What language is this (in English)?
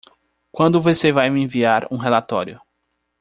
Portuguese